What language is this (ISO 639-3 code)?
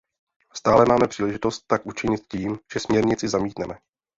ces